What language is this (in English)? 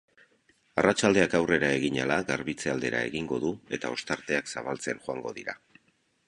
Basque